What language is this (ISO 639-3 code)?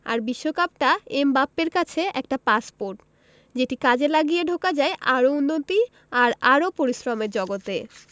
ben